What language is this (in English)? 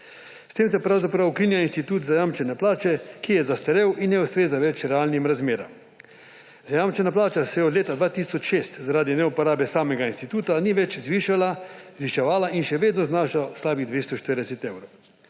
Slovenian